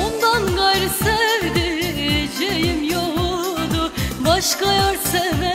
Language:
Turkish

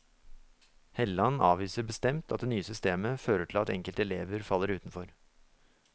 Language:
Norwegian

